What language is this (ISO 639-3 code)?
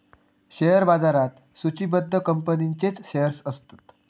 mar